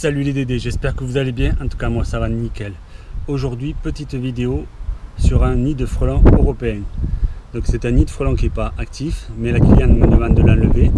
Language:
French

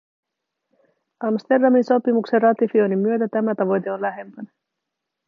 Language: Finnish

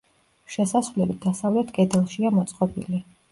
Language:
Georgian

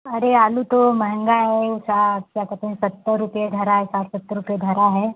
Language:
Hindi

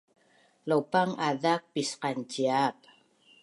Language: Bunun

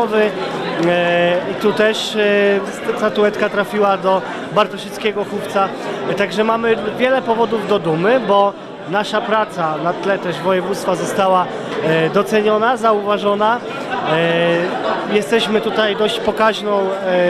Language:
Polish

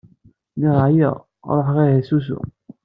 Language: Kabyle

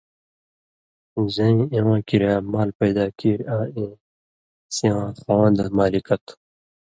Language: Indus Kohistani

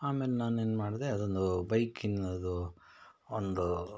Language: Kannada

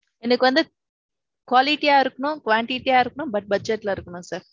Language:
Tamil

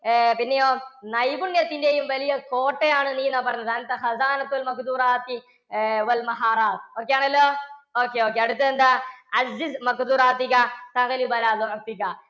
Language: Malayalam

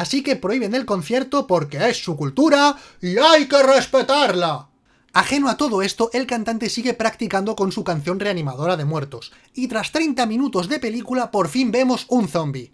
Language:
Spanish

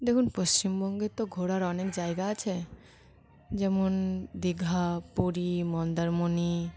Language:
Bangla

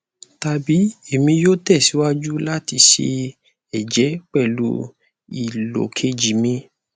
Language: Yoruba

